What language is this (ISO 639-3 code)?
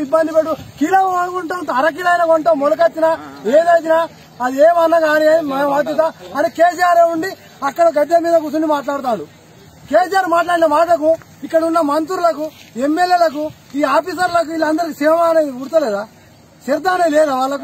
tel